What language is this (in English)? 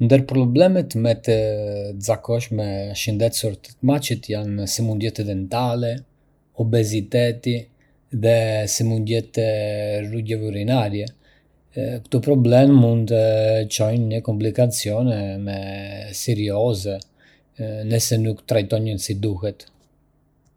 Arbëreshë Albanian